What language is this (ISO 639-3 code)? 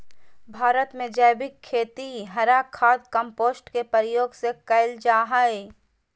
mag